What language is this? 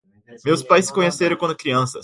Portuguese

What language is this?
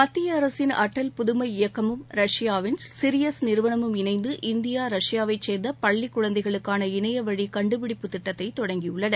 Tamil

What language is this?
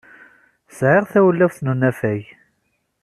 Kabyle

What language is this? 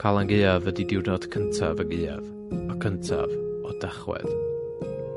Welsh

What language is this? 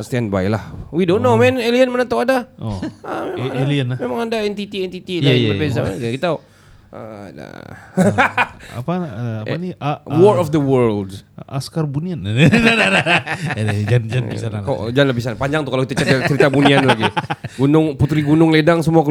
Malay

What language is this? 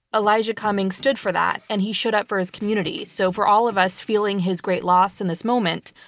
English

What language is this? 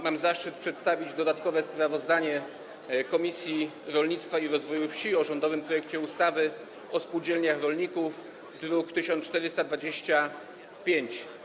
Polish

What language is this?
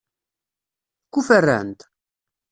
Kabyle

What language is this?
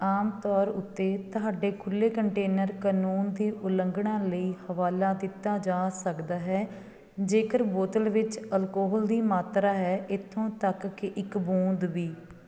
Punjabi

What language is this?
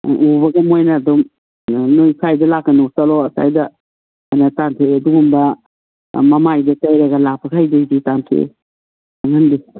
Manipuri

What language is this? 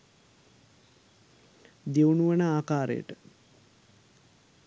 Sinhala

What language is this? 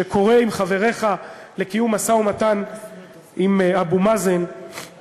Hebrew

